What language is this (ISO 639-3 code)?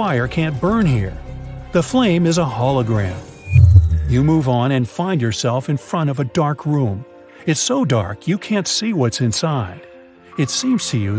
eng